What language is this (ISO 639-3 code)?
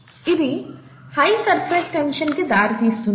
tel